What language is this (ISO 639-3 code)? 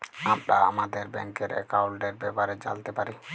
ben